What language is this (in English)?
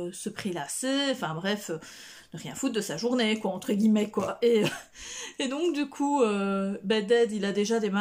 French